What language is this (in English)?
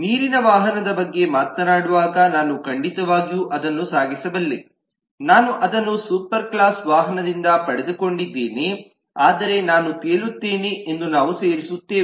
Kannada